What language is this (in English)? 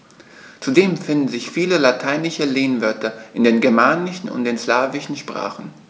German